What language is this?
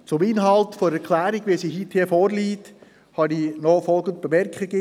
Swiss German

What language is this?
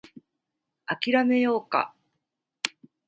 Japanese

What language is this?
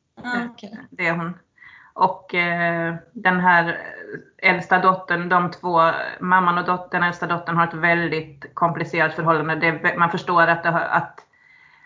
Swedish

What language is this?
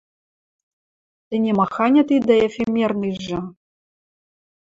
Western Mari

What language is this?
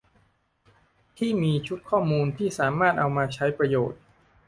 Thai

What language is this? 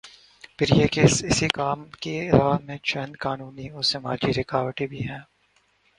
Urdu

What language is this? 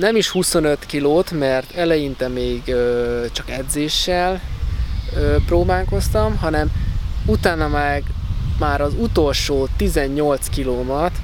Hungarian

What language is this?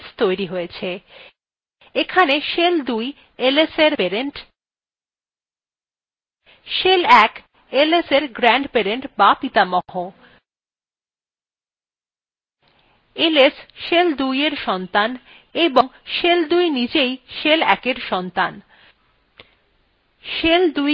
Bangla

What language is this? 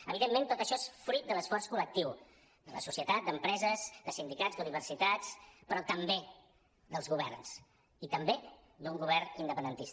Catalan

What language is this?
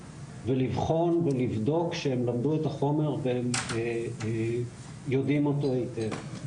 Hebrew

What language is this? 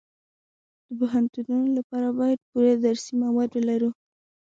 Pashto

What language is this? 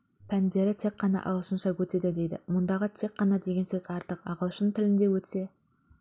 Kazakh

